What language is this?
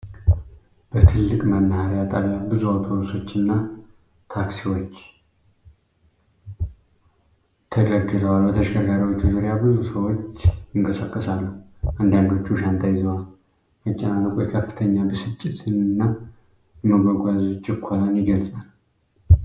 Amharic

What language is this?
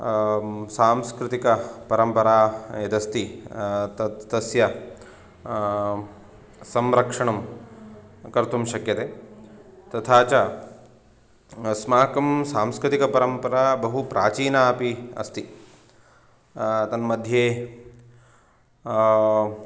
Sanskrit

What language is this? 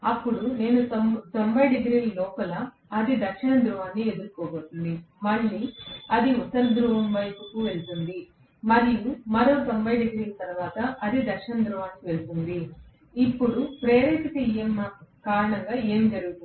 Telugu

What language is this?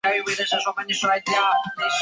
Chinese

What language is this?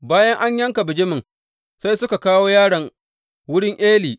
Hausa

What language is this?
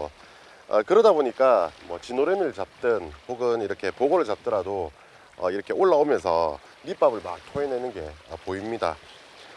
Korean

